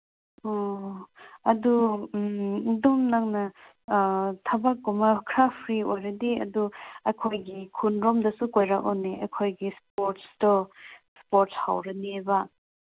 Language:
Manipuri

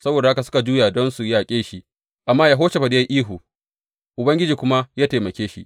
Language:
Hausa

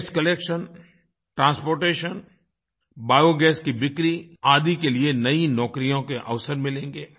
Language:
Hindi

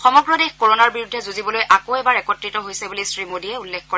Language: Assamese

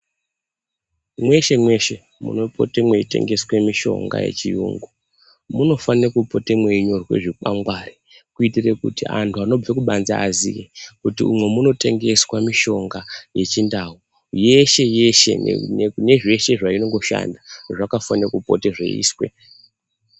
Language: Ndau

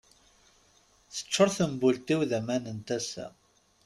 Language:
Kabyle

